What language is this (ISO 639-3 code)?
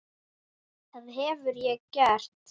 isl